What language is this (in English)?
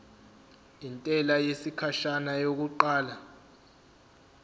Zulu